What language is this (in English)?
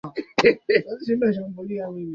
Swahili